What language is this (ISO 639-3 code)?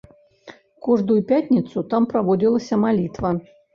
bel